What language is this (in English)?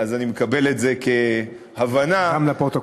Hebrew